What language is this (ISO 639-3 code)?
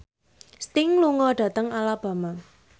jav